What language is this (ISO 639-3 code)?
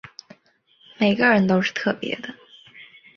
zho